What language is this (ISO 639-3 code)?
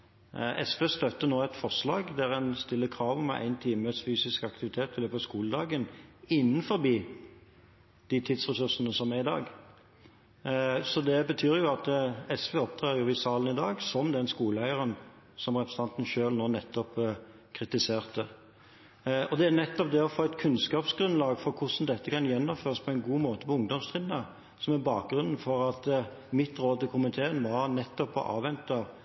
nob